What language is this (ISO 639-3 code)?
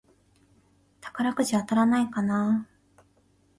jpn